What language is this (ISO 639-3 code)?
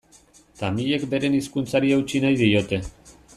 eus